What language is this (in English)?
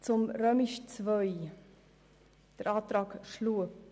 Swiss German